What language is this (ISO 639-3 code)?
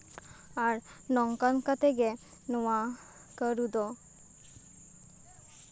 sat